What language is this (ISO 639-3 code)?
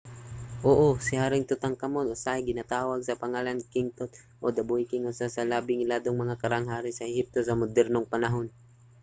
ceb